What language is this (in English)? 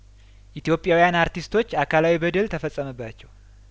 Amharic